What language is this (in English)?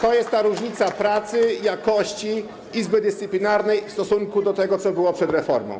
Polish